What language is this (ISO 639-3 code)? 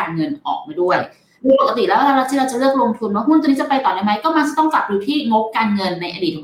tha